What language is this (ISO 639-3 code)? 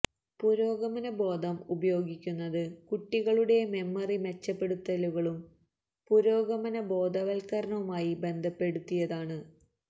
mal